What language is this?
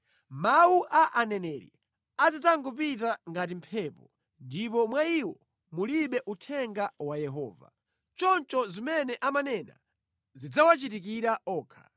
Nyanja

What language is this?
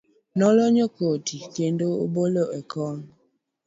Luo (Kenya and Tanzania)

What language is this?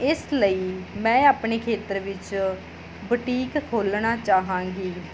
Punjabi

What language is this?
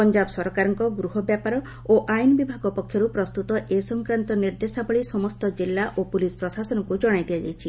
Odia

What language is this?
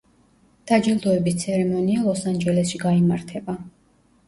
Georgian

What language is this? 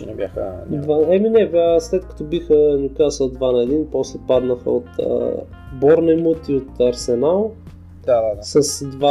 Bulgarian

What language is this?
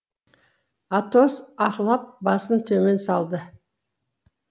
Kazakh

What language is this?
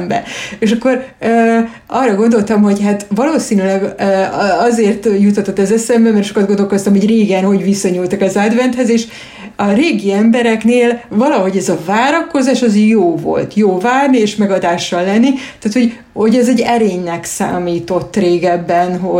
Hungarian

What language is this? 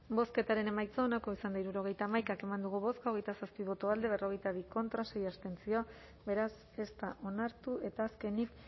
Basque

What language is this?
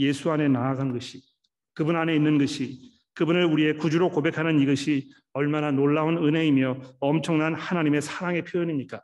Korean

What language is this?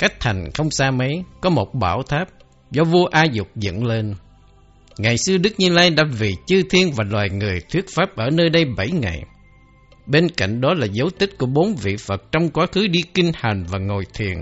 Vietnamese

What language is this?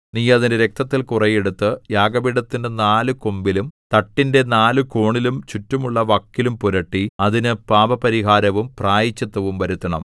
Malayalam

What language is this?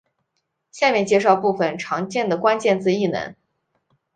Chinese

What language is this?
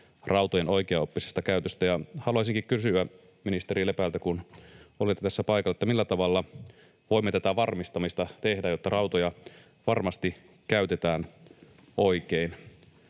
Finnish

